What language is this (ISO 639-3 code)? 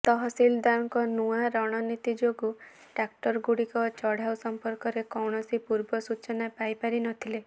ori